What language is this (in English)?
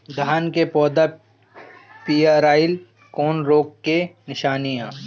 Bhojpuri